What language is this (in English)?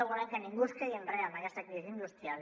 Catalan